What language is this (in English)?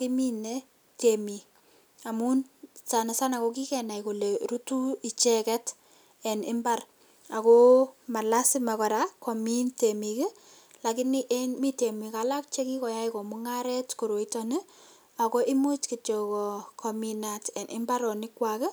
Kalenjin